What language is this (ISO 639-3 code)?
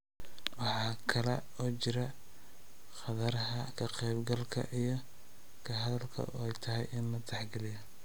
som